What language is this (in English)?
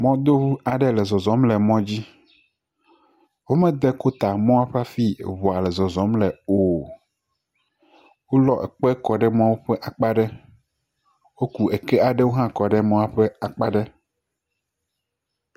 Ewe